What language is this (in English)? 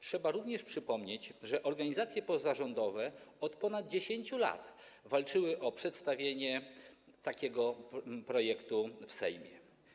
Polish